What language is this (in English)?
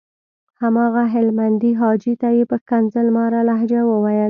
Pashto